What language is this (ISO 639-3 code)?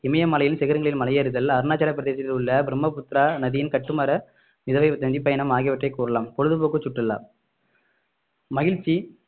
tam